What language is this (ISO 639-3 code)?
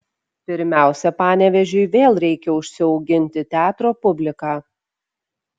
lit